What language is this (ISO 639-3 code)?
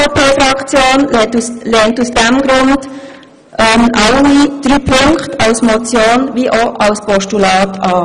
gsw